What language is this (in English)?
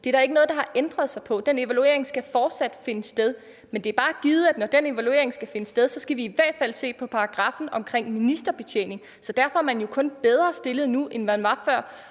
Danish